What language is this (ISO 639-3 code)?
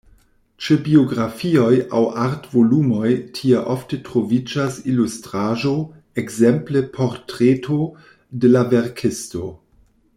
epo